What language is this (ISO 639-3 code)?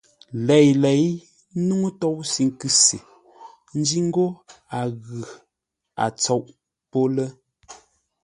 nla